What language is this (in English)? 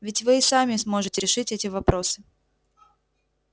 Russian